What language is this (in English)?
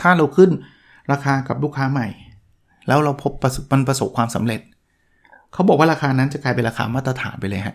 Thai